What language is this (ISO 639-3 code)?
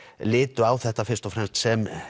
isl